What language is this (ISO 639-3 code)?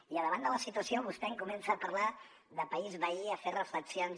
cat